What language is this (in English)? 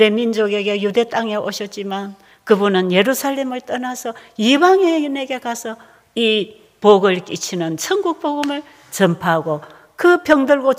Korean